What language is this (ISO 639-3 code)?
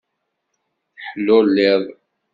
kab